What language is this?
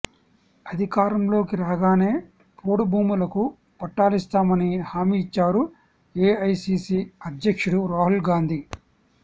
Telugu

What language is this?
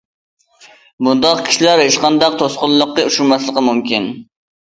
Uyghur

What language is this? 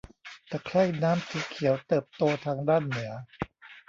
Thai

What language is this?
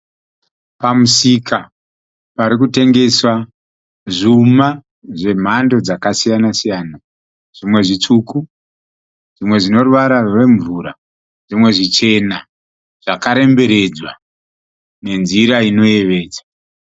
Shona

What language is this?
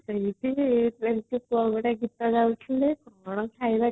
Odia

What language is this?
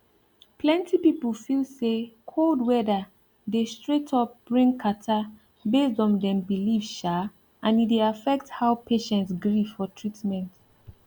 Nigerian Pidgin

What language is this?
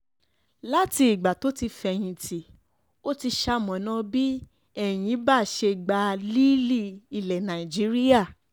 Yoruba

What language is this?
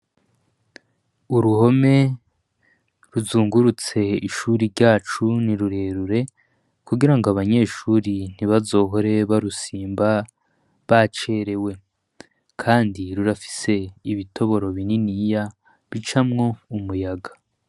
Rundi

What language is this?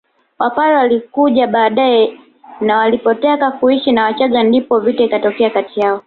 Swahili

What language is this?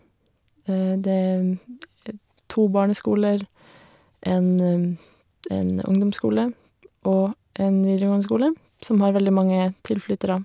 Norwegian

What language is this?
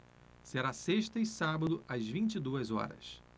Portuguese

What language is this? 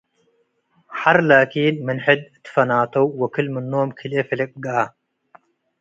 Tigre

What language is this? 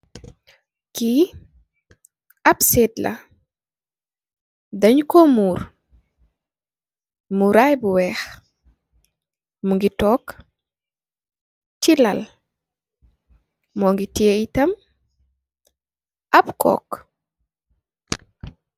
Wolof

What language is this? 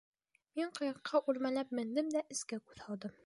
Bashkir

